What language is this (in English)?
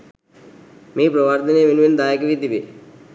Sinhala